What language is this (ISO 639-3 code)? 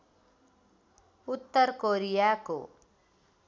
nep